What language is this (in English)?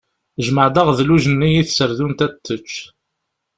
Kabyle